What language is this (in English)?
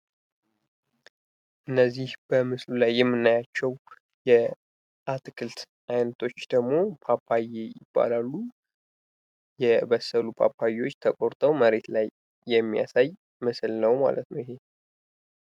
Amharic